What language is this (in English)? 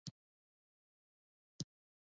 Pashto